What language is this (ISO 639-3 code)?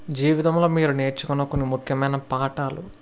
tel